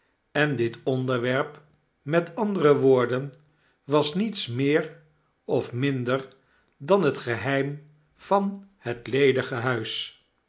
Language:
Dutch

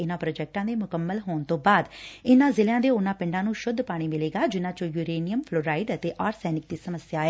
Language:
Punjabi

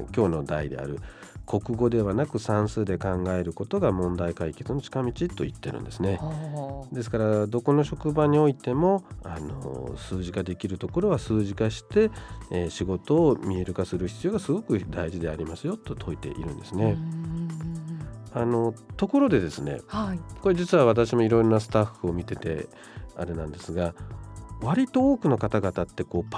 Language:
Japanese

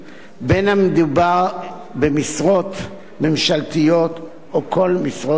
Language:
Hebrew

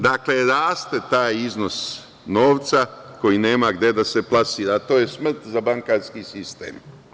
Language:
Serbian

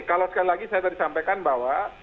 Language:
Indonesian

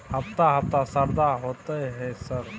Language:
Maithili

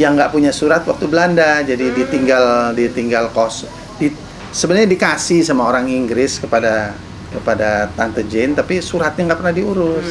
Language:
Indonesian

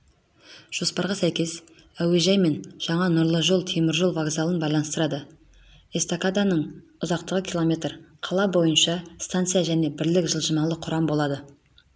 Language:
Kazakh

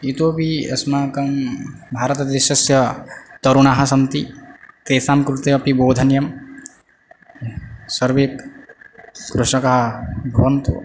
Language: Sanskrit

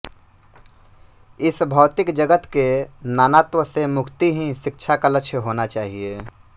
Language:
Hindi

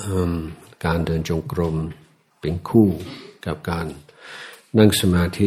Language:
Thai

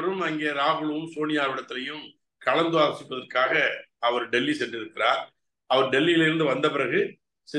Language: Arabic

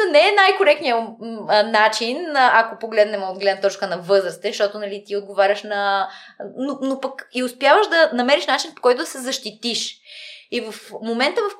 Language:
Bulgarian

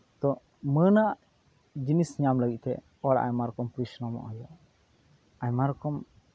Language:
Santali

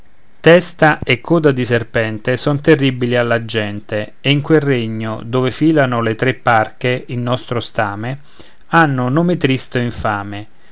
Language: Italian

